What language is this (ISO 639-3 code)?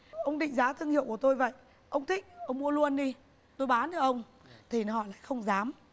vie